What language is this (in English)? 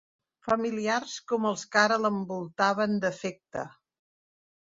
Catalan